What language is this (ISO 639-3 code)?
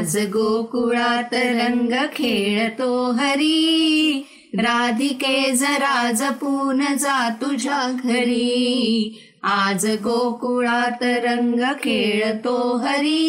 mar